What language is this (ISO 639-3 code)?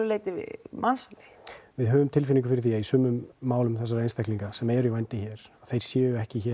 isl